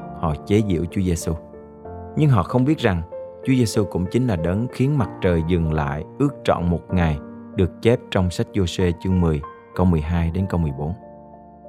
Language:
Vietnamese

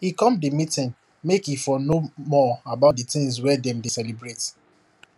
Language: Nigerian Pidgin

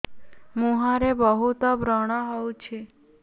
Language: Odia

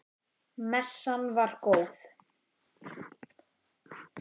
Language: Icelandic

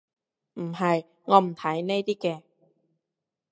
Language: Cantonese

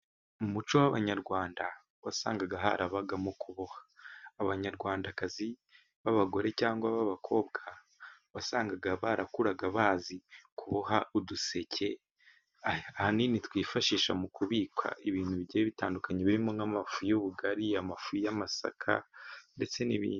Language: Kinyarwanda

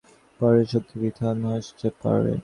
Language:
Bangla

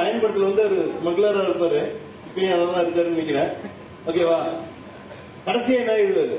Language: Tamil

